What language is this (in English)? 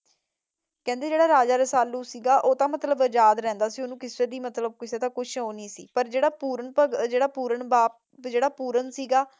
Punjabi